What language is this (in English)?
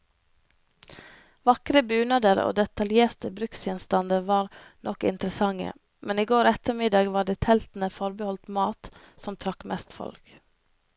Norwegian